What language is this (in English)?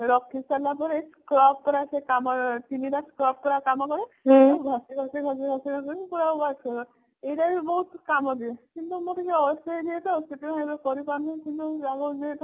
Odia